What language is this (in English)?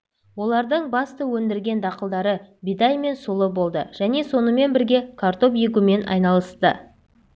Kazakh